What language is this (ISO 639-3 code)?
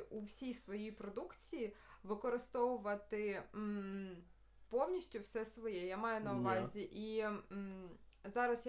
ukr